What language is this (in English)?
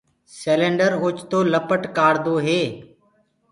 Gurgula